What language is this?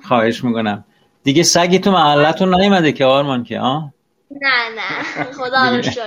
Persian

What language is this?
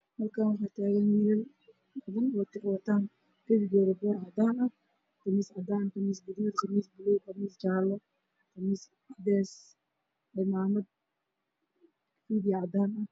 Somali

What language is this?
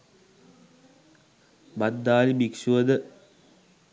Sinhala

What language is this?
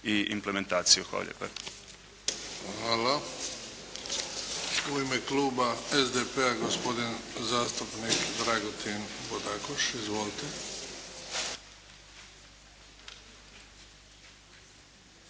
Croatian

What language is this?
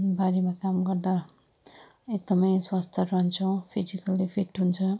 Nepali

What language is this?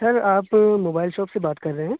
Urdu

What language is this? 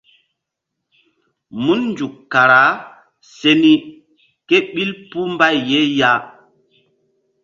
Mbum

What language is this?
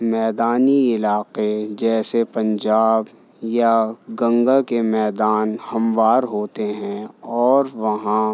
Urdu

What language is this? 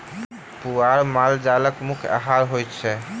Maithili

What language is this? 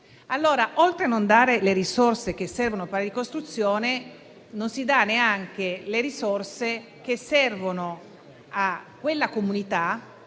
Italian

